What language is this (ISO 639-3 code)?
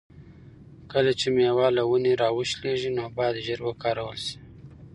pus